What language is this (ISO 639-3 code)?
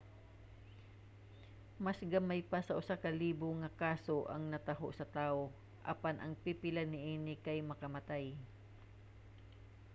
ceb